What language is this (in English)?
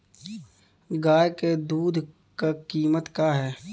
Bhojpuri